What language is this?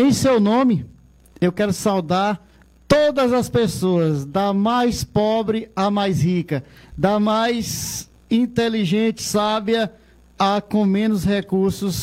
Portuguese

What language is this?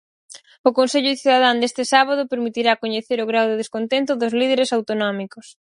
Galician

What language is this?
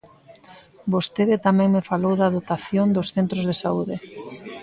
Galician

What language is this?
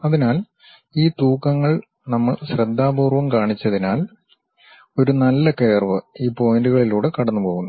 Malayalam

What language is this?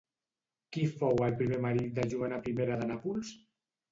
Catalan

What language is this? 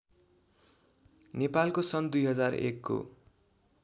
Nepali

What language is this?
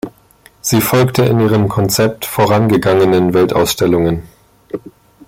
German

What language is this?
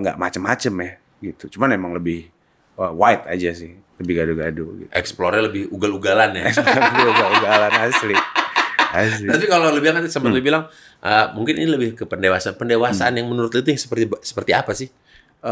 Indonesian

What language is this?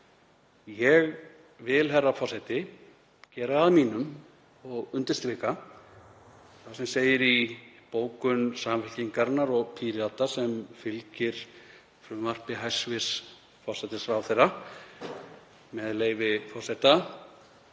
Icelandic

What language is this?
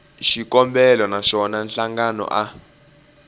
Tsonga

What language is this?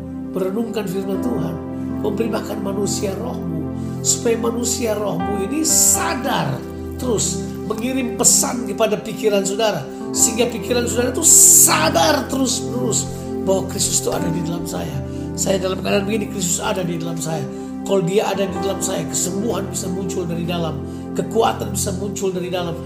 Indonesian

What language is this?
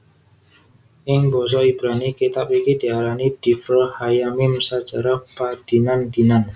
Javanese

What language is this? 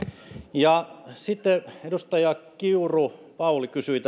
Finnish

